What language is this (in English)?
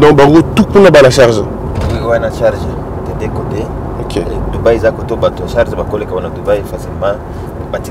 French